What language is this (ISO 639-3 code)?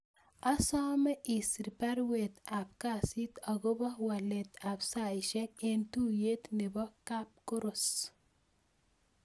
kln